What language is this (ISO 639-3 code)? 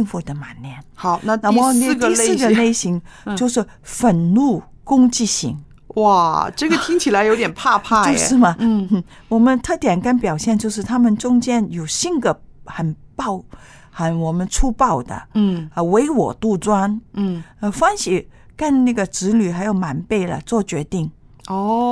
zho